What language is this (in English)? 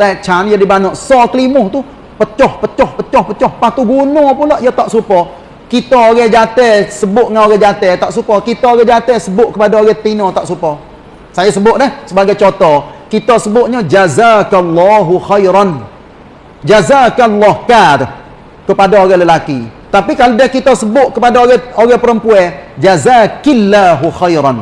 Malay